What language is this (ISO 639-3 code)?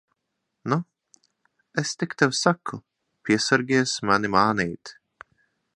lav